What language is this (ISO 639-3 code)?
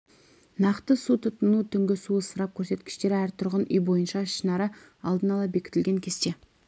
kaz